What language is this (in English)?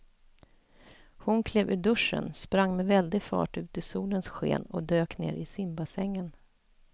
Swedish